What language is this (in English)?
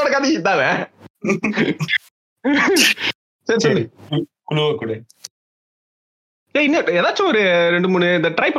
Tamil